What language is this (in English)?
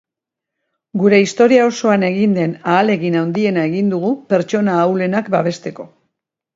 Basque